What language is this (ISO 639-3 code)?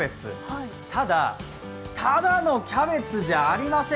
jpn